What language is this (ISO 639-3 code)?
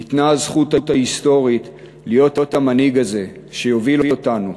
heb